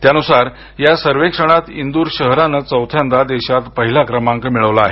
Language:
Marathi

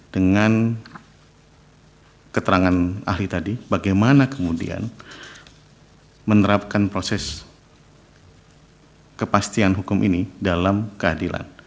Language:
Indonesian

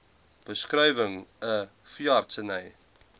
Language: Afrikaans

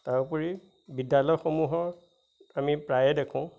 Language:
Assamese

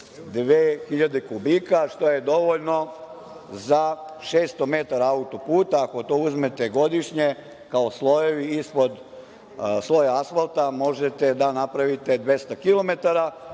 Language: Serbian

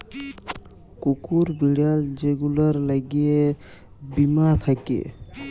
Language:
Bangla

